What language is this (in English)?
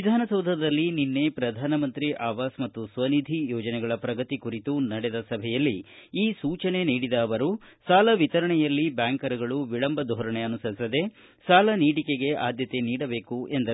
Kannada